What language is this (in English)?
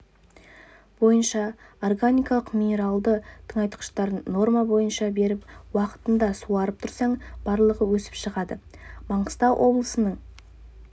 Kazakh